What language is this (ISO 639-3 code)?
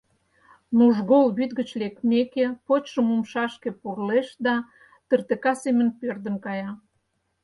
chm